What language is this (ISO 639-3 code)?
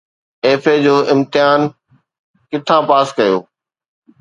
snd